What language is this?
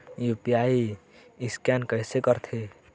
Chhattisgarhi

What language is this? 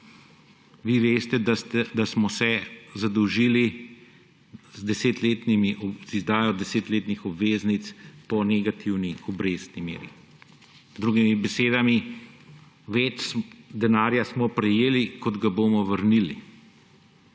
Slovenian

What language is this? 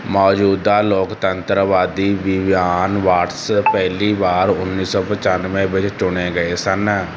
Punjabi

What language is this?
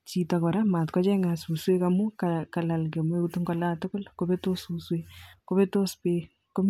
Kalenjin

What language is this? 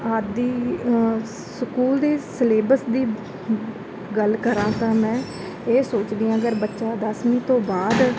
Punjabi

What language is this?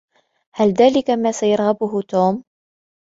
Arabic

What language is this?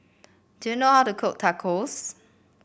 English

